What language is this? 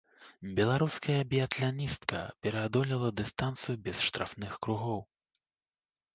Belarusian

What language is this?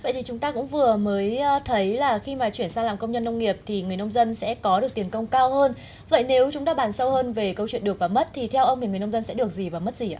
Vietnamese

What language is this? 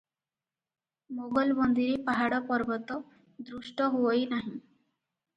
Odia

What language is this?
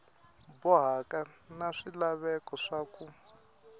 Tsonga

